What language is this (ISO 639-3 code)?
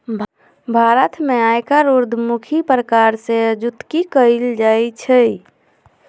mag